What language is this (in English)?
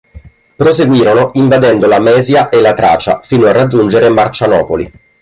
Italian